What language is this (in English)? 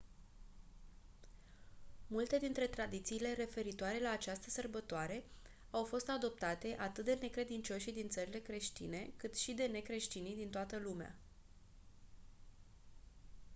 Romanian